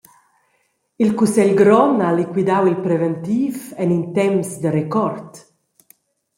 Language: Romansh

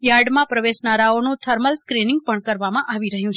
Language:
Gujarati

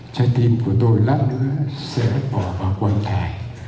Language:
Vietnamese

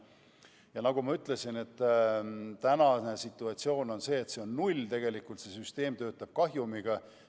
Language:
Estonian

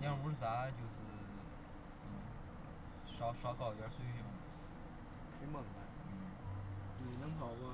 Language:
Chinese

